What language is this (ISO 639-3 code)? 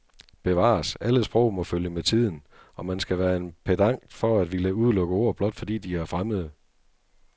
dan